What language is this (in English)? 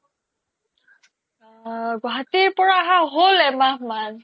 Assamese